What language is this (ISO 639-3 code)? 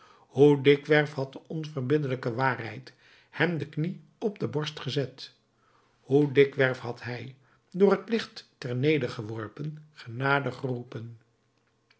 nld